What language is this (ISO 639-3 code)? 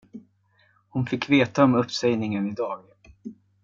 swe